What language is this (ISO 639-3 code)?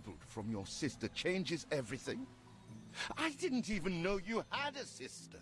kor